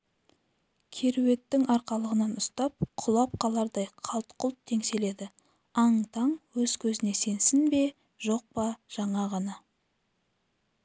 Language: Kazakh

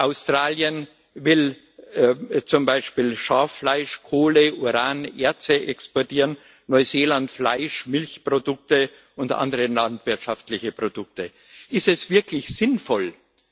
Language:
German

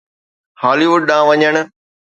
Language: Sindhi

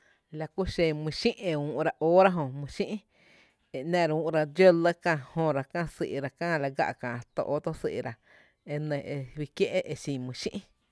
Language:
Tepinapa Chinantec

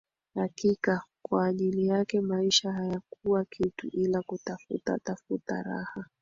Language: Swahili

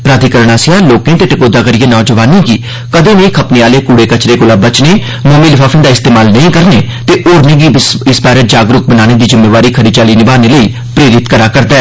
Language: Dogri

